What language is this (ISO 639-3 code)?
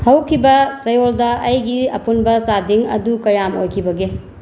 mni